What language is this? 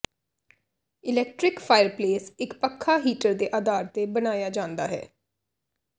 Punjabi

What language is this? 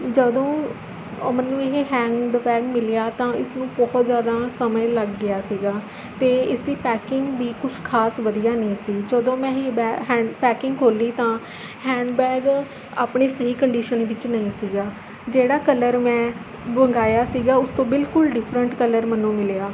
Punjabi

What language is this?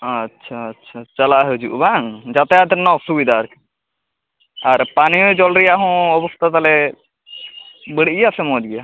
Santali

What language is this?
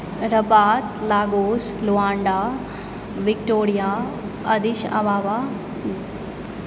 Maithili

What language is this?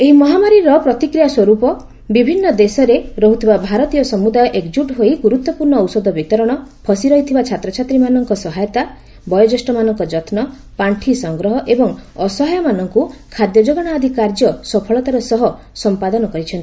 Odia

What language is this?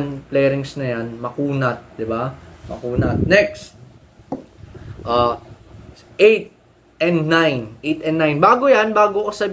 Filipino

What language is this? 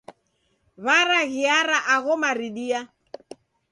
Taita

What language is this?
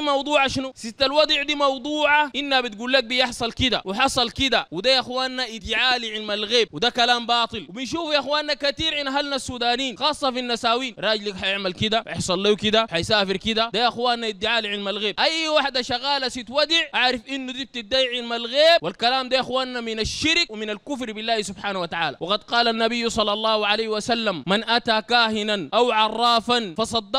Arabic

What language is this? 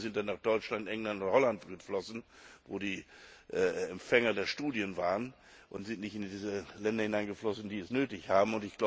German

